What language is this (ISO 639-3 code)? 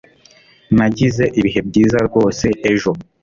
kin